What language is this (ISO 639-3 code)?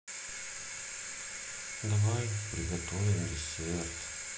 rus